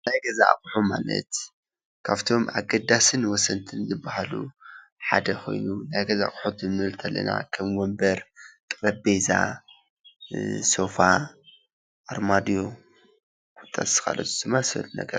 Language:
Tigrinya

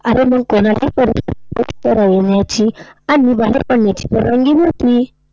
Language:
Marathi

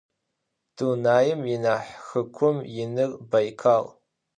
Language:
Adyghe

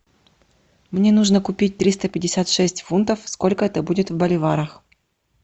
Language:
Russian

